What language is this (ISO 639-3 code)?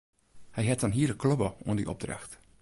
fry